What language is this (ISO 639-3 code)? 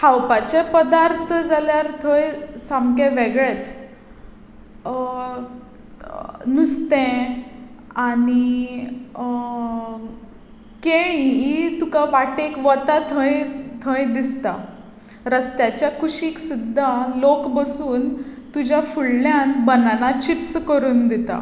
kok